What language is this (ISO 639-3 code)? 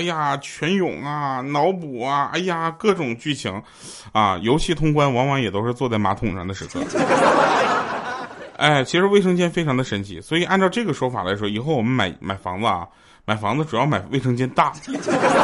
zho